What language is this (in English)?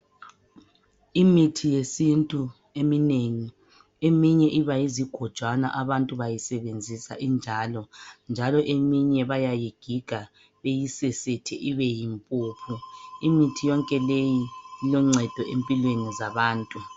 North Ndebele